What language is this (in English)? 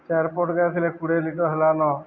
Odia